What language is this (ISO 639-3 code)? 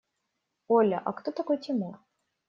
rus